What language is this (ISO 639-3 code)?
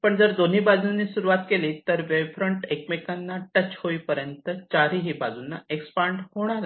mar